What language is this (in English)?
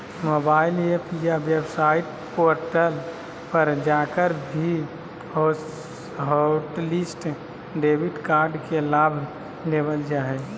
Magahi